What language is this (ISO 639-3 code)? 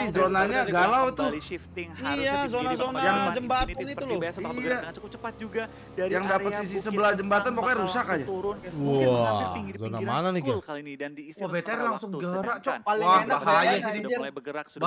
ind